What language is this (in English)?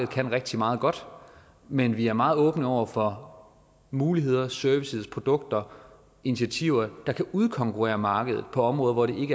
Danish